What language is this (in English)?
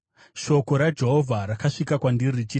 Shona